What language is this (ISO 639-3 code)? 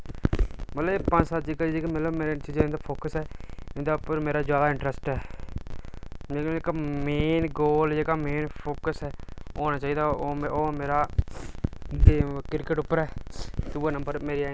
doi